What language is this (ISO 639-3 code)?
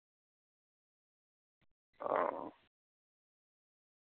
urd